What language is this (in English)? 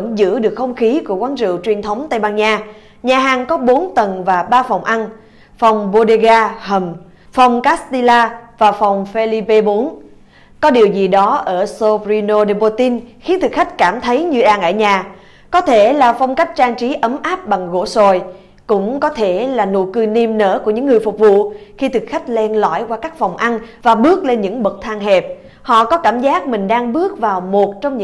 Vietnamese